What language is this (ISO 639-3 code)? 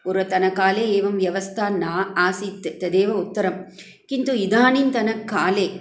san